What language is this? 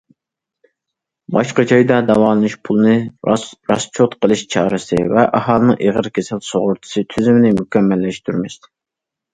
Uyghur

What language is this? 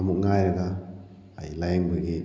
Manipuri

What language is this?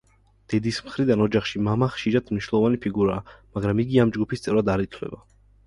Georgian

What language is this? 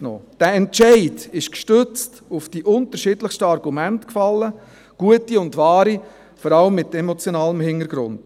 Swiss German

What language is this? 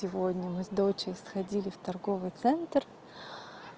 Russian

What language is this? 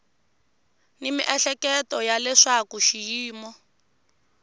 Tsonga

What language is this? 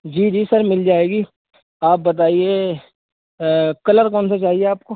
Urdu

